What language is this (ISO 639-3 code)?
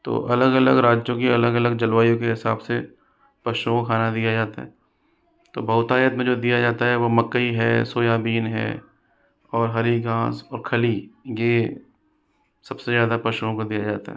hin